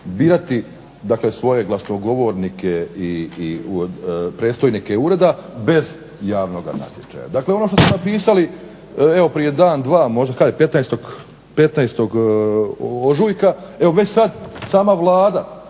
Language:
Croatian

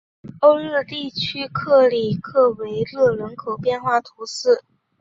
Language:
Chinese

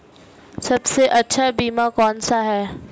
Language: Hindi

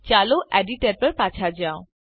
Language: Gujarati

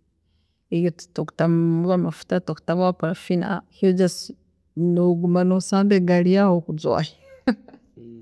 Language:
Tooro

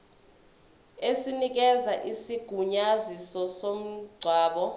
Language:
Zulu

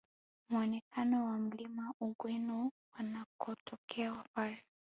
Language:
Swahili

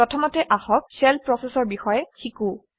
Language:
Assamese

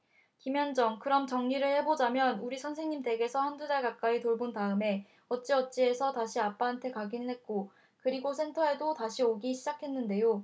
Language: Korean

